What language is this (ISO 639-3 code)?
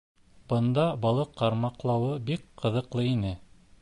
bak